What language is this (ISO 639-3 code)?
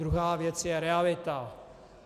ces